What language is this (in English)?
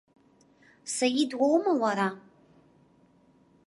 Abkhazian